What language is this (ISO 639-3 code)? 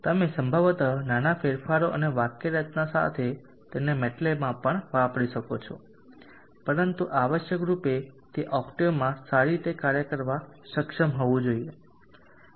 guj